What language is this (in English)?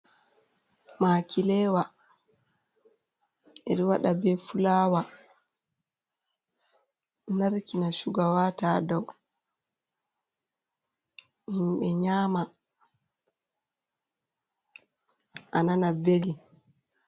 Fula